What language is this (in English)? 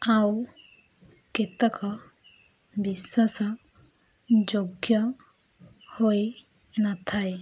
Odia